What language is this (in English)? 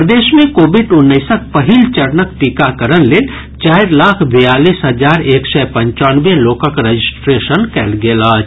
Maithili